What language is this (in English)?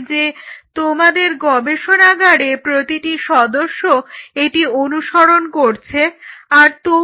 Bangla